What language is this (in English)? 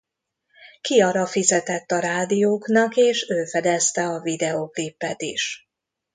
Hungarian